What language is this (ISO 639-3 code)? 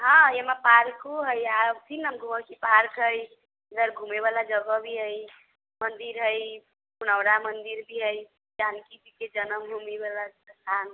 mai